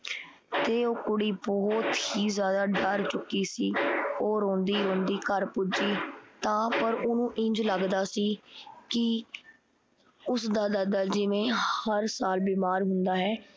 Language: Punjabi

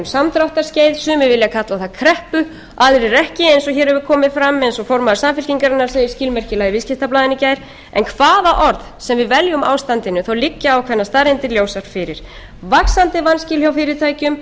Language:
Icelandic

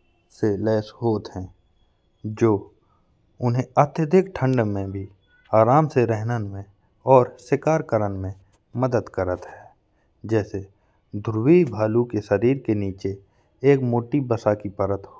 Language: Bundeli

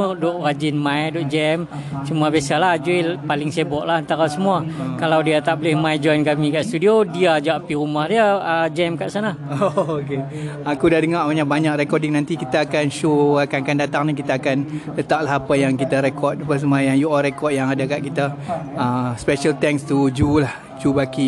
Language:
Malay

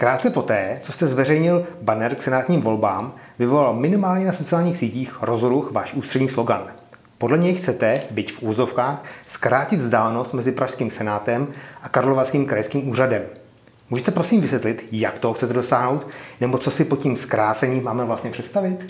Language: Czech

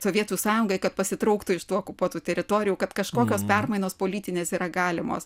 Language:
Lithuanian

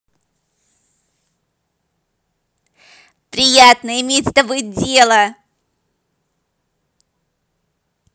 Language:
Russian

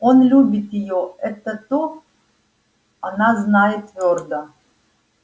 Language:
Russian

